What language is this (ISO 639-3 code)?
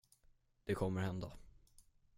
swe